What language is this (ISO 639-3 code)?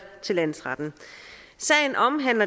dan